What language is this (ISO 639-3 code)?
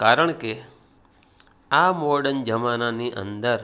guj